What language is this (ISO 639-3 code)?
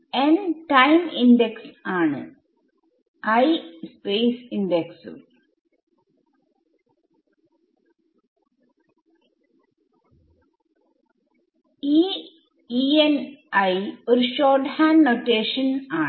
mal